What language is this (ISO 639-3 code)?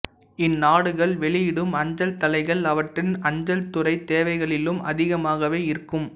tam